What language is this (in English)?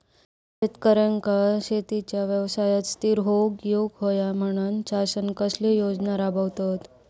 Marathi